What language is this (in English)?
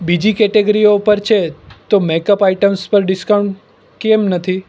Gujarati